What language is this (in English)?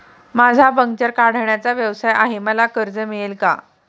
Marathi